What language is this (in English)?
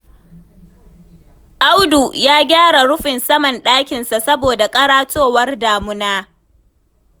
Hausa